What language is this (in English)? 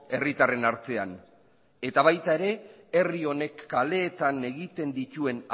Basque